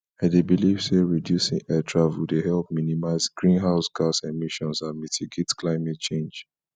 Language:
Nigerian Pidgin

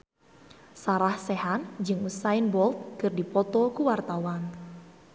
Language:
Sundanese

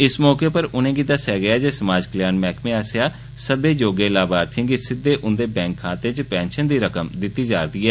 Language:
Dogri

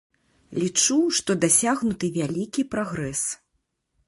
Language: Belarusian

